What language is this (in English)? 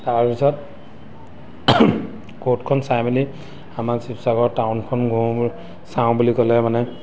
Assamese